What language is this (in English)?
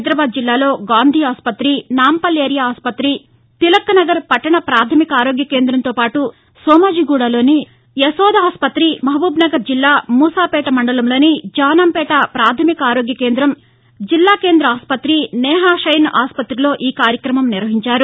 Telugu